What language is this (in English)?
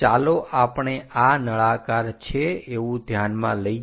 Gujarati